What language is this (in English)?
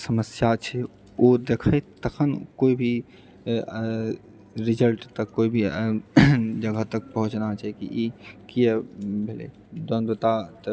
Maithili